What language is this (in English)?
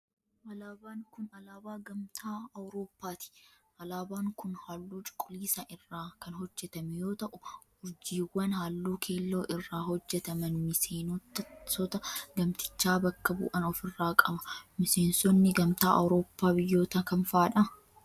Oromo